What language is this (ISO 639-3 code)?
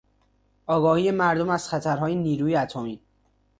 fas